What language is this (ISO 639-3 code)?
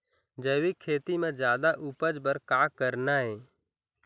hne